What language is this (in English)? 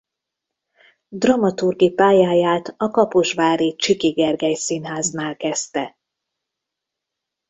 Hungarian